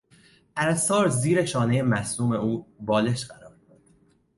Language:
Persian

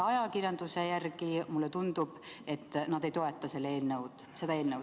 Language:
Estonian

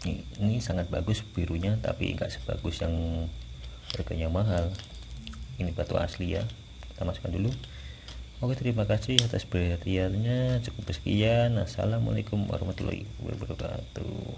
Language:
Indonesian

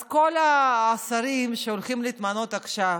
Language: Hebrew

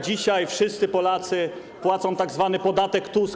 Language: Polish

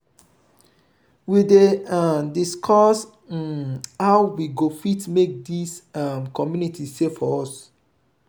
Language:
Nigerian Pidgin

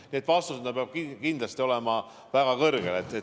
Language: Estonian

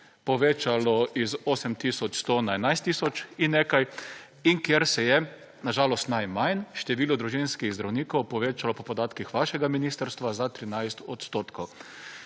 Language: Slovenian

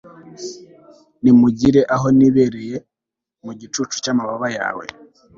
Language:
Kinyarwanda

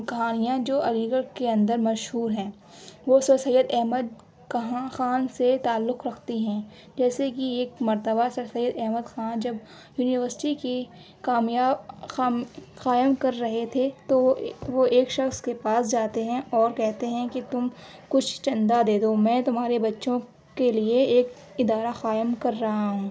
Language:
Urdu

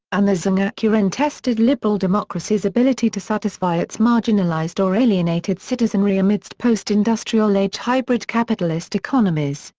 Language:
English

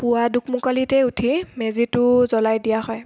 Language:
Assamese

